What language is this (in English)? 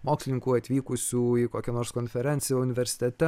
Lithuanian